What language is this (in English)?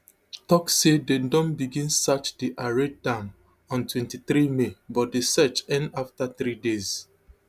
Nigerian Pidgin